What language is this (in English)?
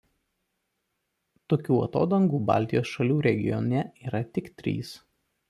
Lithuanian